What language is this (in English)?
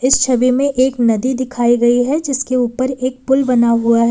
Hindi